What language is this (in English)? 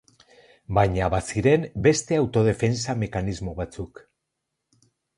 Basque